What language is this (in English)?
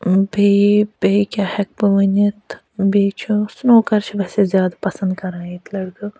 Kashmiri